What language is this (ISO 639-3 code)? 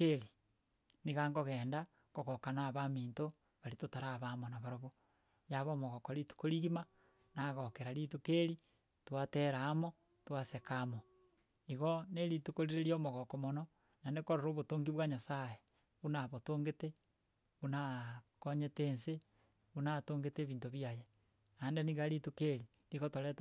guz